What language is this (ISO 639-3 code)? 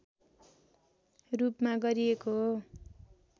nep